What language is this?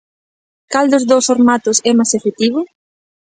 Galician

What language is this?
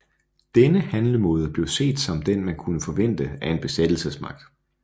Danish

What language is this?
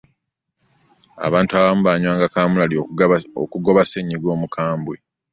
Ganda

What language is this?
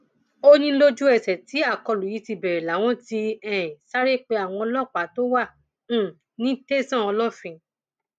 Yoruba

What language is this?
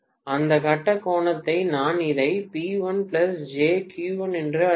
Tamil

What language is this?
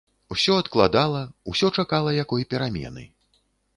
Belarusian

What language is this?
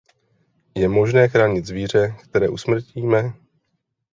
Czech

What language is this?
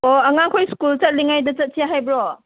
Manipuri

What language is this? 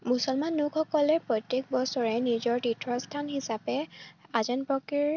Assamese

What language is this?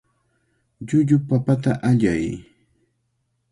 Cajatambo North Lima Quechua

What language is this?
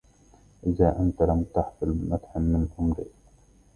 Arabic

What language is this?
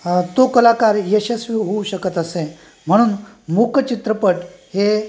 Marathi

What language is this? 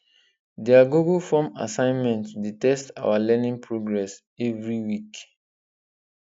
Nigerian Pidgin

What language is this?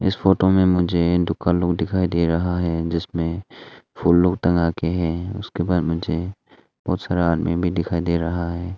Hindi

